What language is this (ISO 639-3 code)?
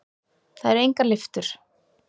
isl